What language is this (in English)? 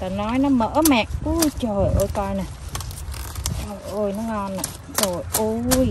Vietnamese